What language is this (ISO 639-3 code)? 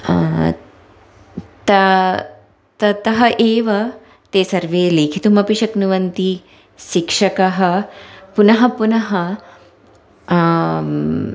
san